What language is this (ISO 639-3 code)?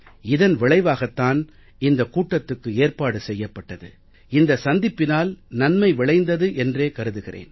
tam